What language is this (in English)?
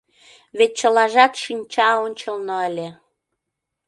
Mari